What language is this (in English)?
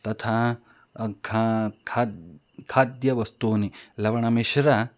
Sanskrit